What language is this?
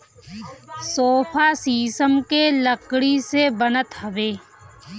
Bhojpuri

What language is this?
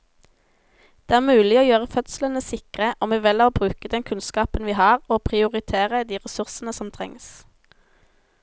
Norwegian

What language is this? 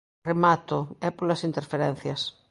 Galician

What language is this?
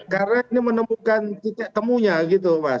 Indonesian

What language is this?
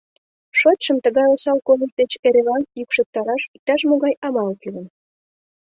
Mari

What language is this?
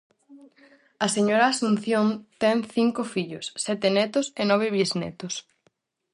Galician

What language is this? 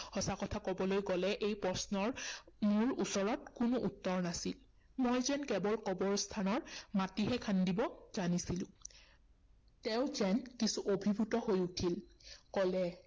Assamese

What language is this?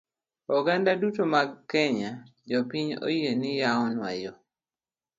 Luo (Kenya and Tanzania)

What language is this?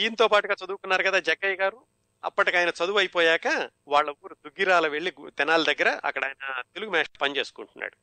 Telugu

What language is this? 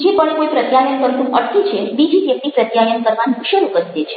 Gujarati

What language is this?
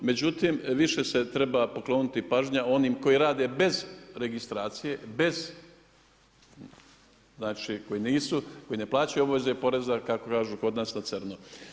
Croatian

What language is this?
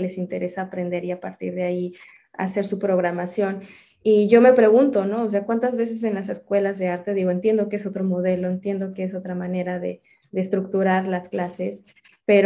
Spanish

